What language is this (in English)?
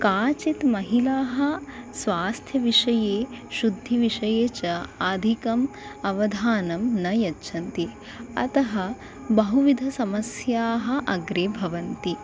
Sanskrit